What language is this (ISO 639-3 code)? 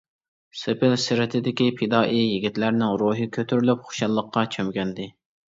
uig